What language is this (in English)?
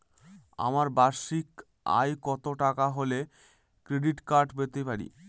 Bangla